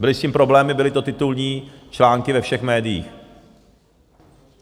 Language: Czech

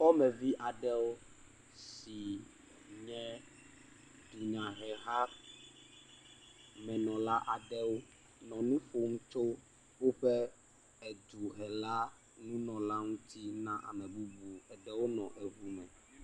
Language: Ewe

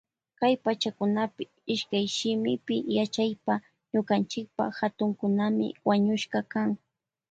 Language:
Loja Highland Quichua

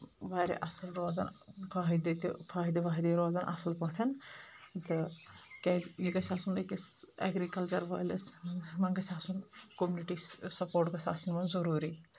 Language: Kashmiri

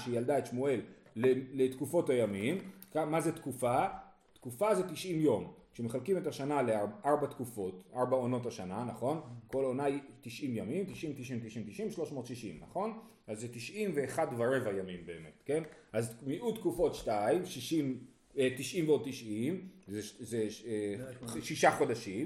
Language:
Hebrew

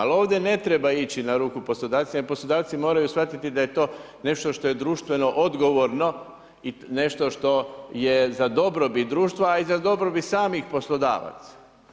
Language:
Croatian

